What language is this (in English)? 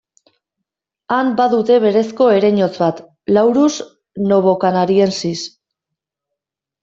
Basque